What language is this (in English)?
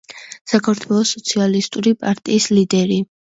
Georgian